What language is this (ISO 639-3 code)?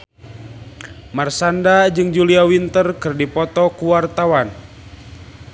sun